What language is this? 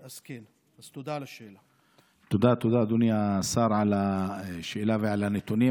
Hebrew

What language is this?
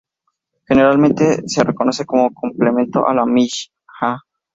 Spanish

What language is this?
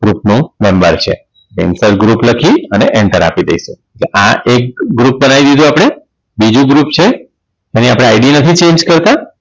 Gujarati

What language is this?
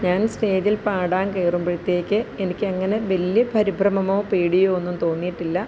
Malayalam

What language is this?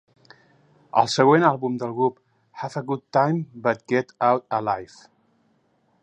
Catalan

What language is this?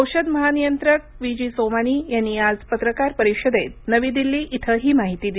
Marathi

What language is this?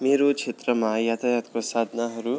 Nepali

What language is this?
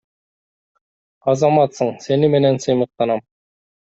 Kyrgyz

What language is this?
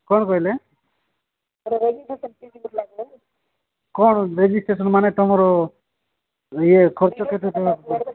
Odia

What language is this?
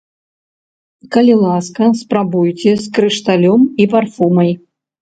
Belarusian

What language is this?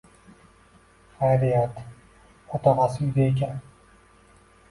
Uzbek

